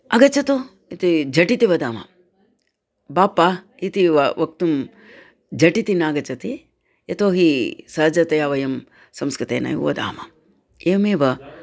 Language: Sanskrit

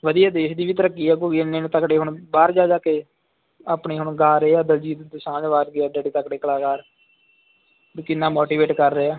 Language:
Punjabi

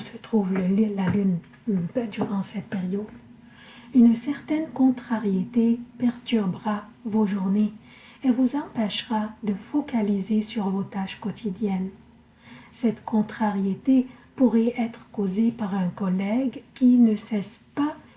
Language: French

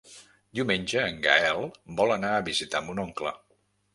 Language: Catalan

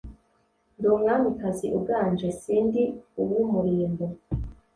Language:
Kinyarwanda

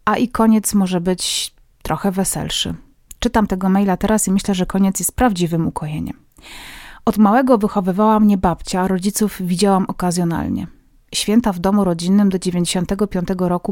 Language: Polish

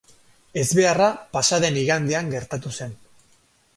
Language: Basque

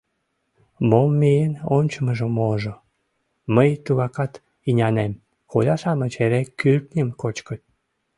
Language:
Mari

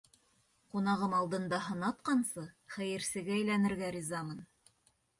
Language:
Bashkir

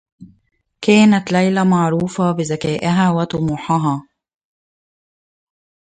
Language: Arabic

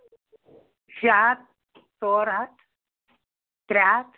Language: Kashmiri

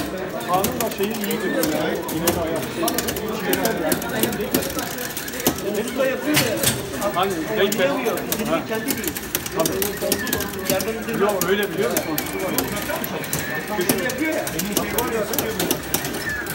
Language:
Turkish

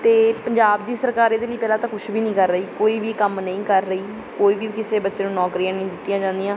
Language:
Punjabi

